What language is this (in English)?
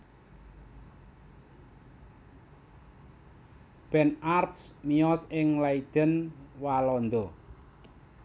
Javanese